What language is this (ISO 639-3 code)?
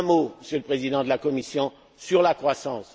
fra